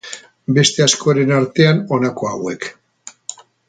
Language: Basque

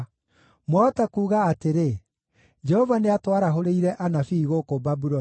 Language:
Kikuyu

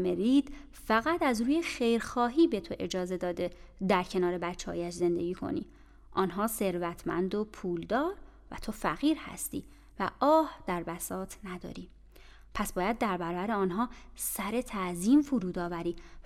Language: Persian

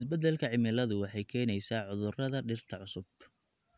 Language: Somali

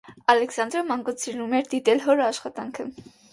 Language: Armenian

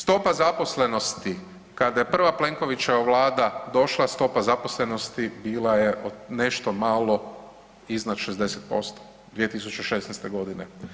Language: Croatian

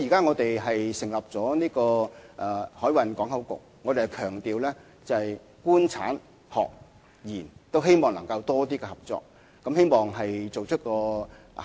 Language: Cantonese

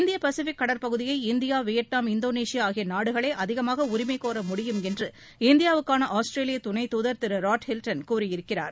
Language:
Tamil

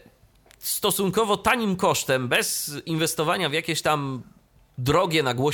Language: Polish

